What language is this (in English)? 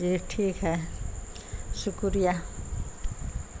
Urdu